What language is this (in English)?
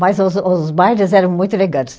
Portuguese